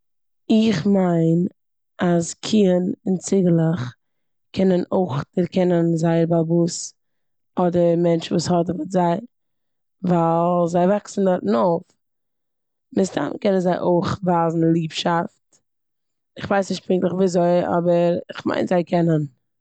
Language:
Yiddish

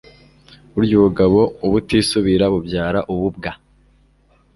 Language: Kinyarwanda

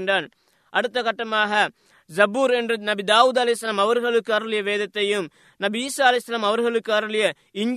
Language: Tamil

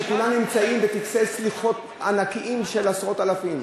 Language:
Hebrew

